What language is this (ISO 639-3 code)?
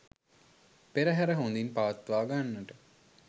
sin